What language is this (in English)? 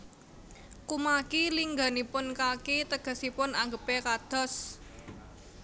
Javanese